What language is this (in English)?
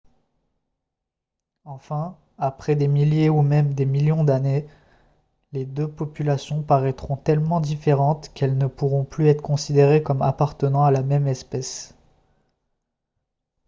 French